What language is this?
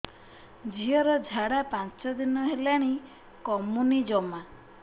Odia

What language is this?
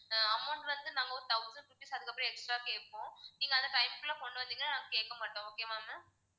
Tamil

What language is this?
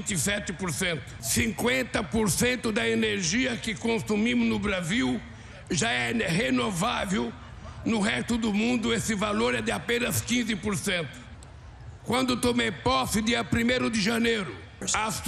Portuguese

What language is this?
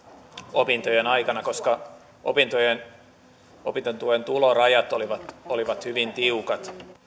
Finnish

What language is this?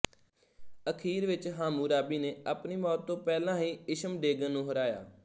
Punjabi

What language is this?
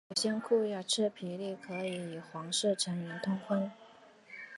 Chinese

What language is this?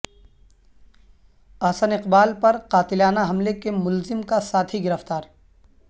Urdu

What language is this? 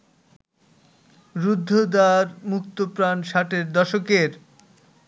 Bangla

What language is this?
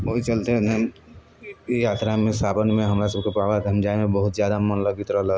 Maithili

